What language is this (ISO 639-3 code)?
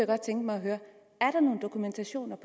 dan